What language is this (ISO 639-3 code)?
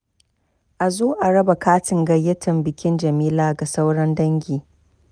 hau